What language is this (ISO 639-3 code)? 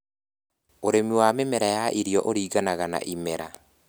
kik